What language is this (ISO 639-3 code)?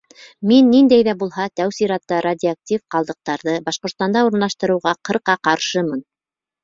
bak